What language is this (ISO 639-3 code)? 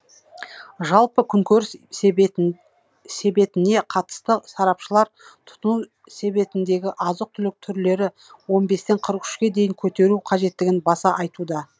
kaz